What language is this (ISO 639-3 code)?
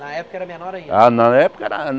por